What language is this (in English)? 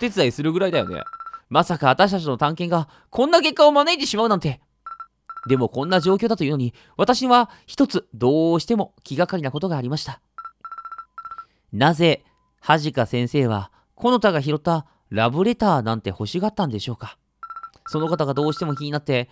Japanese